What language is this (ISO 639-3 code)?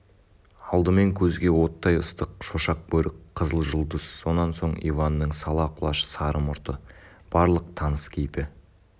kaz